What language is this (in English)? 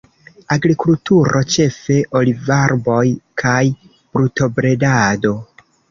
Esperanto